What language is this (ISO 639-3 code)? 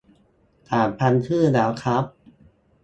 tha